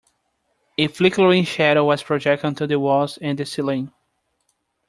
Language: English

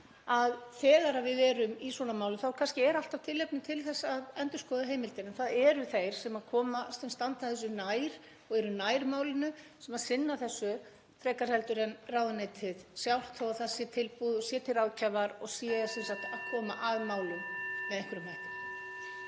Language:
Icelandic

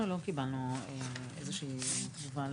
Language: Hebrew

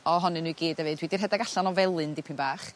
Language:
Welsh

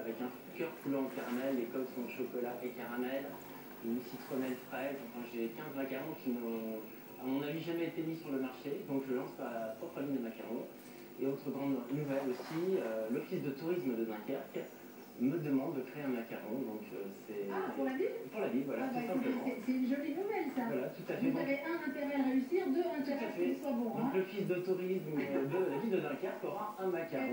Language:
French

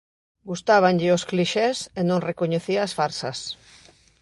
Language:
Galician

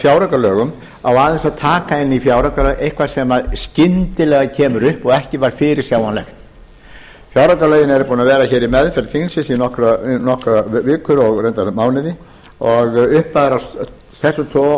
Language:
Icelandic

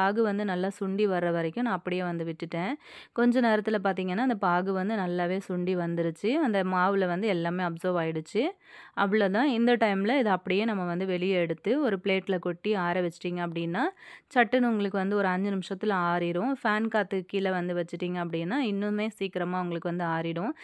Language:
Tamil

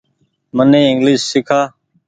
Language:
Goaria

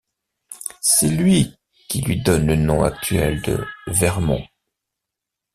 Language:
French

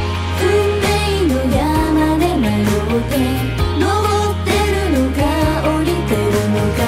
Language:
Latvian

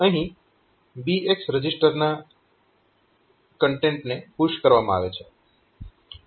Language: Gujarati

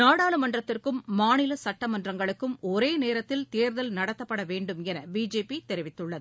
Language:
Tamil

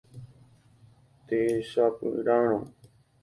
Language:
Guarani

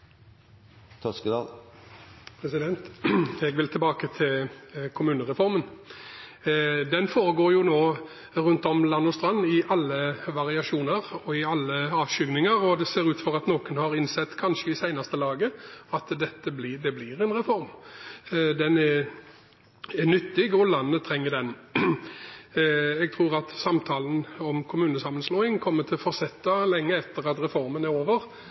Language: Norwegian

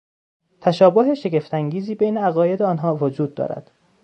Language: Persian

